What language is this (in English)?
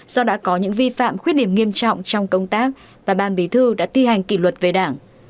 Vietnamese